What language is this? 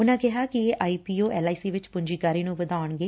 Punjabi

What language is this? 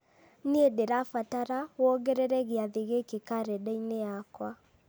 Kikuyu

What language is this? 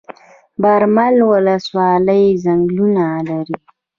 Pashto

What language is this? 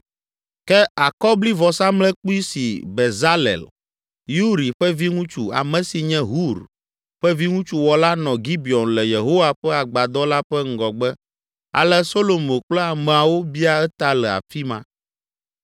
Ewe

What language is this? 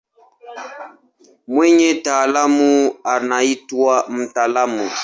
Swahili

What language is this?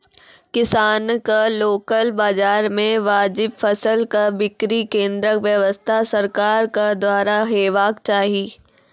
Maithili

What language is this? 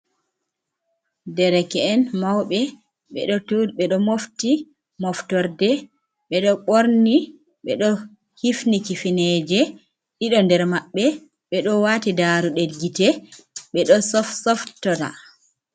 Fula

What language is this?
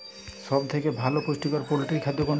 Bangla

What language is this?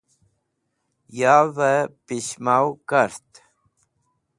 Wakhi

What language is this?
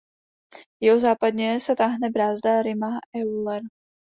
Czech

